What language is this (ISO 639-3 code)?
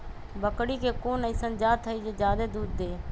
mag